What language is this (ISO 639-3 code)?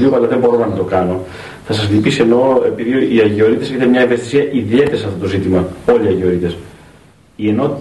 ell